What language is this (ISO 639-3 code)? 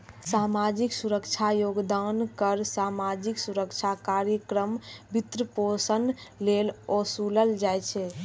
mai